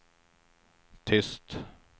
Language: Swedish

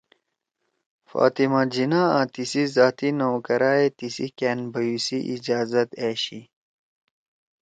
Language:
Torwali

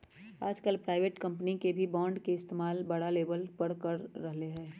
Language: Magahi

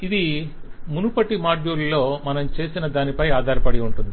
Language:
Telugu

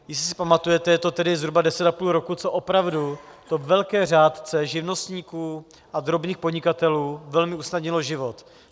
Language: Czech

